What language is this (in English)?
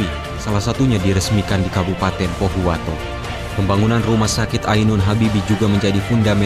Indonesian